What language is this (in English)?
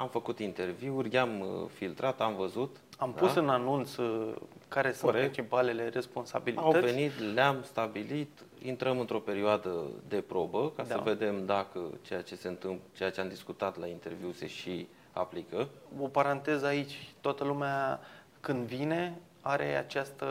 Romanian